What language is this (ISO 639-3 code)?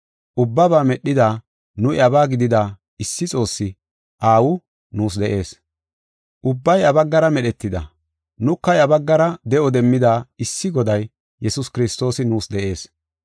gof